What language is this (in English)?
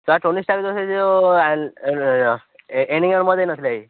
Odia